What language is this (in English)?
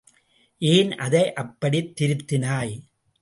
Tamil